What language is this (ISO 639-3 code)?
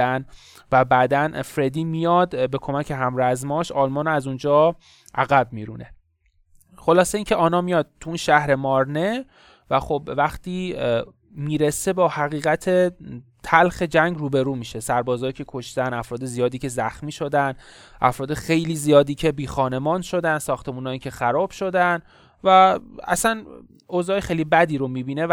fas